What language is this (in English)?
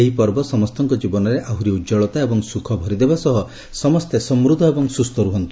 Odia